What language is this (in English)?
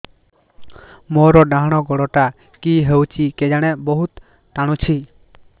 Odia